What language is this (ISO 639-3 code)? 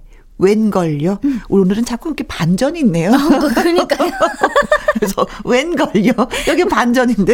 kor